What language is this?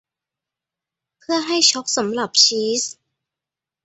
Thai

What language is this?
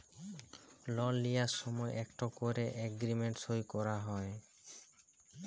Bangla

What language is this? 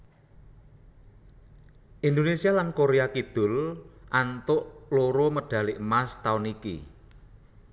Javanese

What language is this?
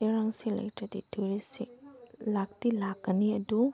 Manipuri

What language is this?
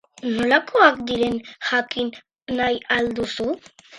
Basque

